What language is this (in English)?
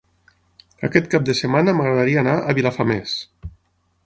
Catalan